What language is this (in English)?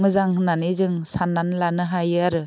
Bodo